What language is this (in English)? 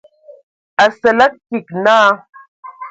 Ewondo